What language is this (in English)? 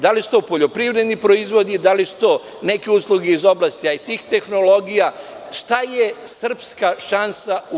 Serbian